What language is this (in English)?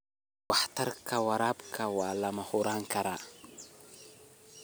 Somali